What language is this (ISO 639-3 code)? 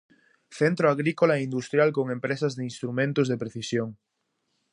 glg